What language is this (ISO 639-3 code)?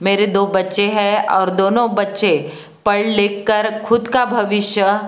hin